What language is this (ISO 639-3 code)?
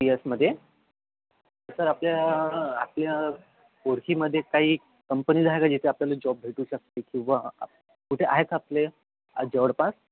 mar